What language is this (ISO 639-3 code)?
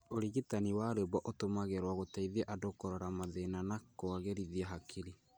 kik